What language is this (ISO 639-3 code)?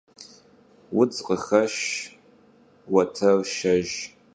kbd